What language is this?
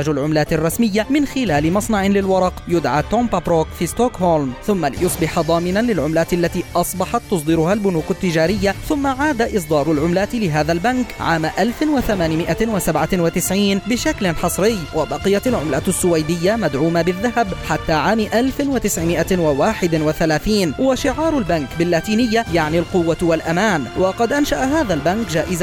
Arabic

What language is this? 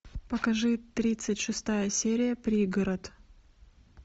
Russian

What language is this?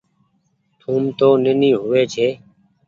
Goaria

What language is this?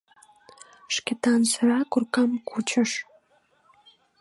Mari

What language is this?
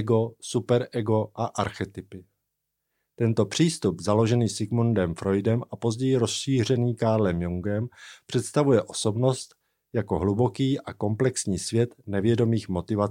Czech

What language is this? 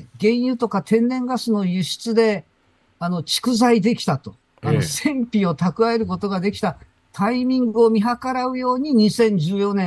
Japanese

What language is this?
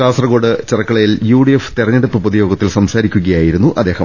Malayalam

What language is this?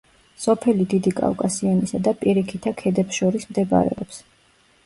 Georgian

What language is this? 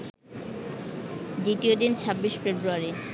Bangla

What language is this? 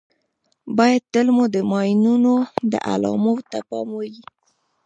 Pashto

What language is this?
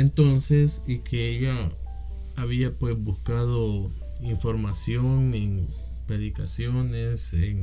Spanish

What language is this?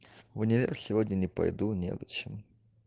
Russian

